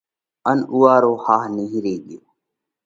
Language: Parkari Koli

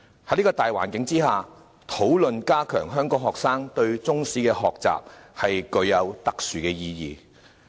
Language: Cantonese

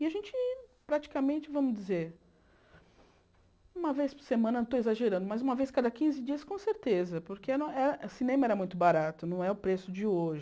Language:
Portuguese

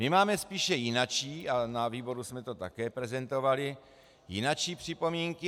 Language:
Czech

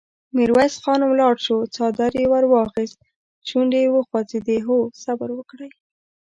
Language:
Pashto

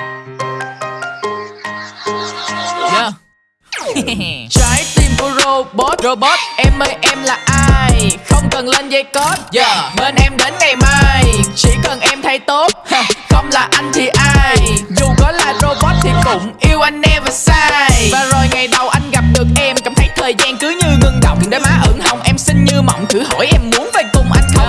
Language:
Vietnamese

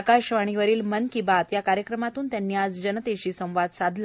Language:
Marathi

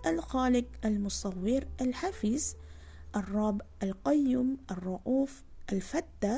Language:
Malay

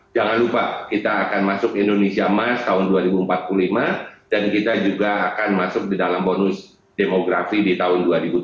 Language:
Indonesian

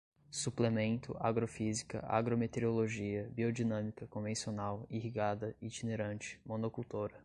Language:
Portuguese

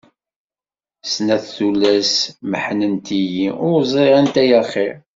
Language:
Kabyle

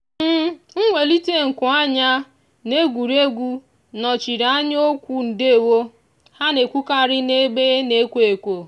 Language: Igbo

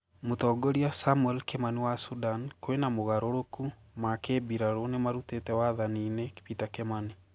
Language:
Kikuyu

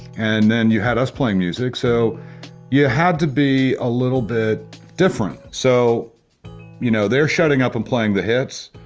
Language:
English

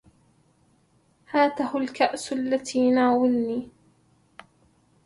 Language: Arabic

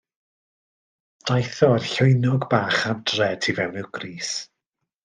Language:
Welsh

